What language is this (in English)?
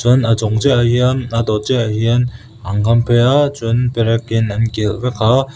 Mizo